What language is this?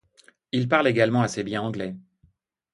French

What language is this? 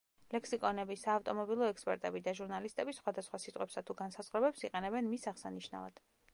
Georgian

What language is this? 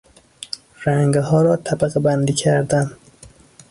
Persian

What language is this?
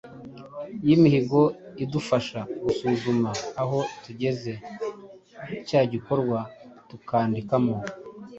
Kinyarwanda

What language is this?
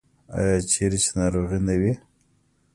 Pashto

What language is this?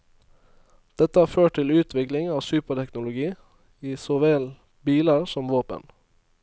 Norwegian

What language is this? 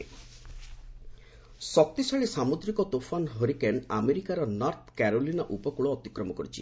Odia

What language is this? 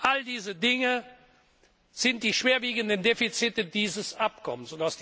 German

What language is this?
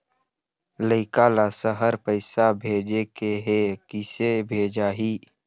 Chhattisgarhi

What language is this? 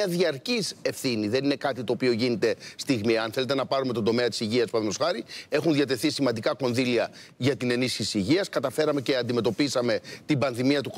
Greek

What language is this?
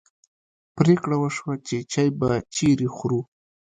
Pashto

